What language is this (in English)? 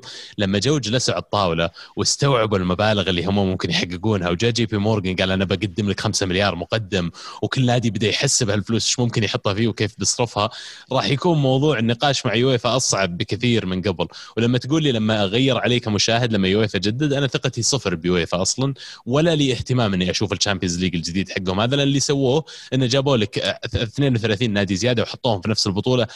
Arabic